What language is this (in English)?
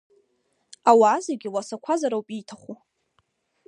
Abkhazian